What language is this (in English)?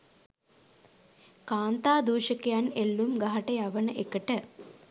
Sinhala